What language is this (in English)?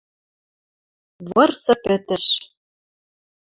Western Mari